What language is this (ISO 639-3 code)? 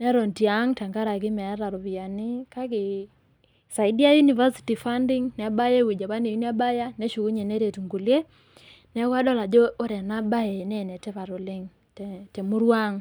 mas